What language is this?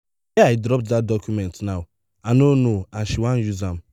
Nigerian Pidgin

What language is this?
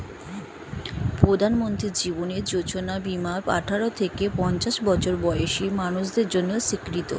Bangla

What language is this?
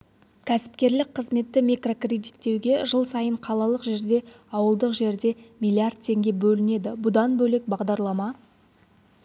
Kazakh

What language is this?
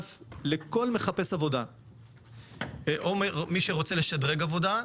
Hebrew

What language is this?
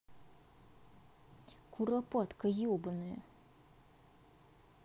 Russian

